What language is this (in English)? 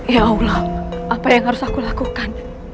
Indonesian